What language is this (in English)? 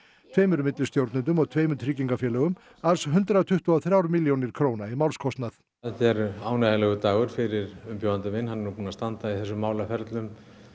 Icelandic